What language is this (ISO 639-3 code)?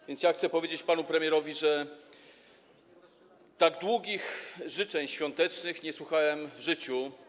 pol